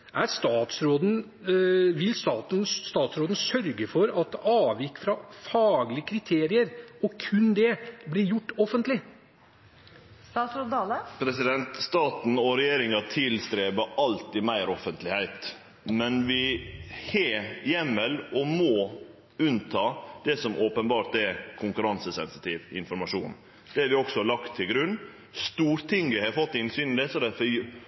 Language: Norwegian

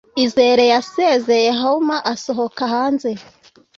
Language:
Kinyarwanda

